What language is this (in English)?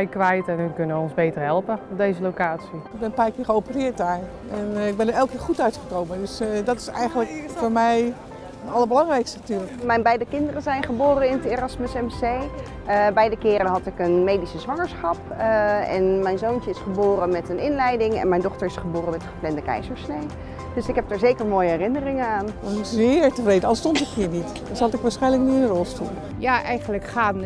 Dutch